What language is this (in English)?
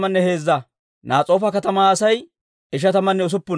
Dawro